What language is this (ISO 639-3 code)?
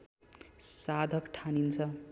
nep